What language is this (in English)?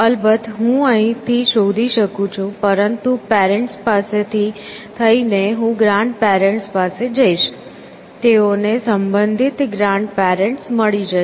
Gujarati